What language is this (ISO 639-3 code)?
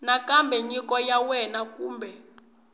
tso